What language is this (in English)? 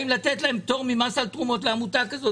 Hebrew